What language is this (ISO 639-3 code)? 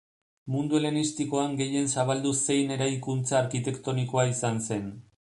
eus